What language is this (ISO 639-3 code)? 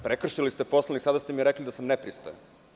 srp